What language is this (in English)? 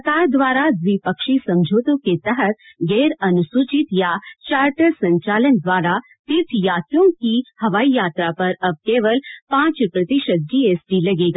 Hindi